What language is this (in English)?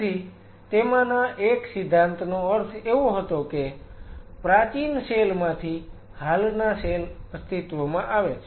Gujarati